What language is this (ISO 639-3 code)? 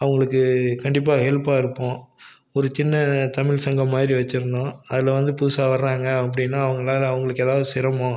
tam